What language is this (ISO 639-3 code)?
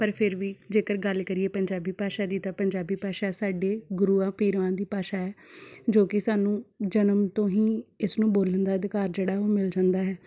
pan